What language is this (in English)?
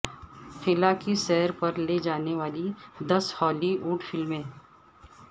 Urdu